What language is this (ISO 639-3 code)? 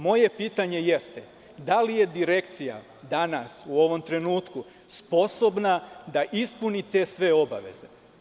srp